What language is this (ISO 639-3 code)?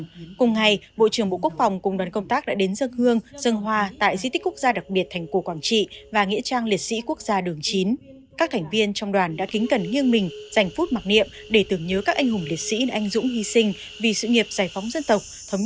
vie